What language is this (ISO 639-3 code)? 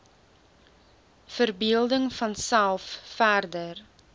afr